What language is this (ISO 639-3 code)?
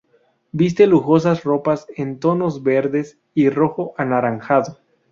spa